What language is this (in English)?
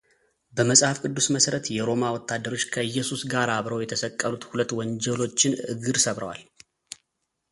Amharic